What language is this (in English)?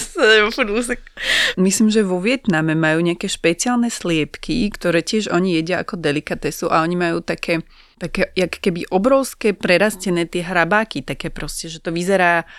Slovak